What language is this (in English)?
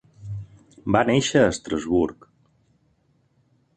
Catalan